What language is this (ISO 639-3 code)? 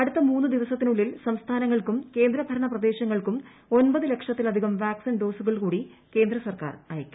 mal